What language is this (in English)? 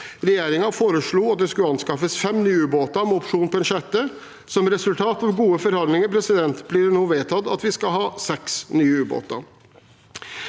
Norwegian